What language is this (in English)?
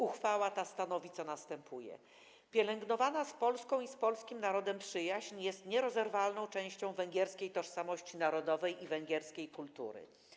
Polish